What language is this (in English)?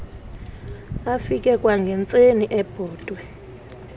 Xhosa